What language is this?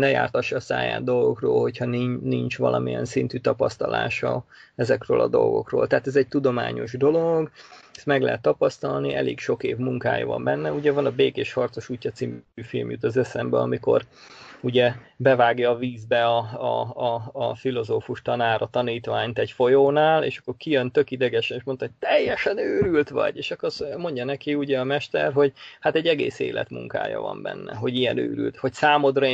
Hungarian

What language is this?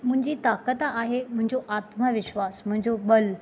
Sindhi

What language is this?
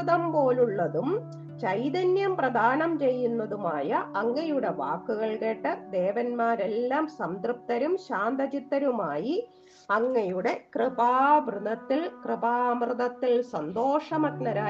Malayalam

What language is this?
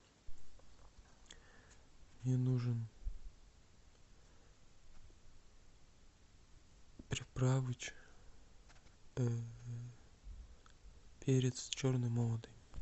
Russian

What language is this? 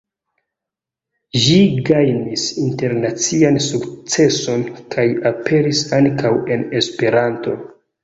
Esperanto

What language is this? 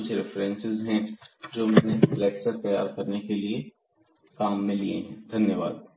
Hindi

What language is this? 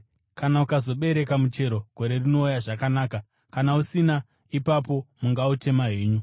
Shona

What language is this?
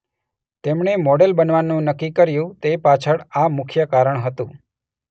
Gujarati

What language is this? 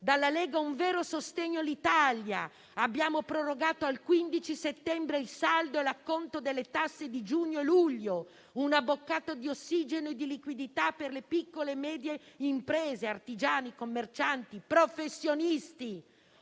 Italian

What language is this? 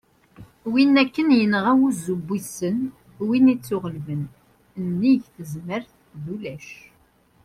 Kabyle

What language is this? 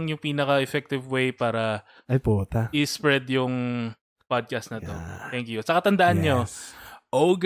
Filipino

